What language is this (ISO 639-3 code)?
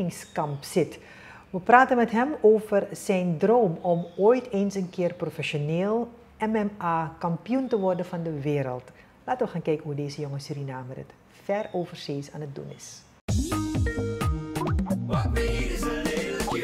nld